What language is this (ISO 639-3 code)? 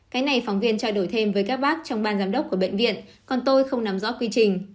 vie